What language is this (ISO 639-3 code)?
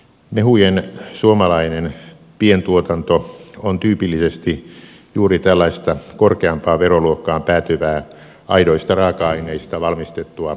fin